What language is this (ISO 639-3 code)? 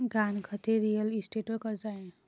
mar